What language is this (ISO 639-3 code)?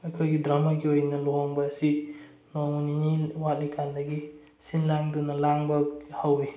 mni